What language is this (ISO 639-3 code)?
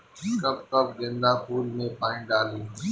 bho